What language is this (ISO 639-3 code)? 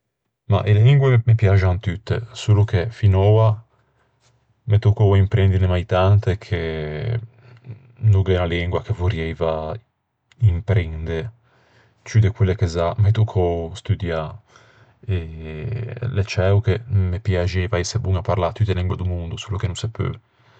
lij